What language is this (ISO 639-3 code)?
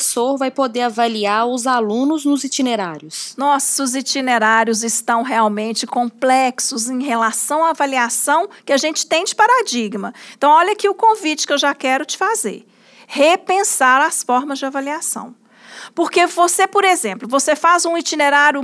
por